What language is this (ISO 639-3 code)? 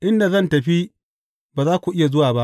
hau